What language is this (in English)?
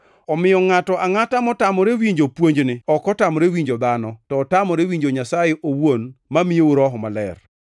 Luo (Kenya and Tanzania)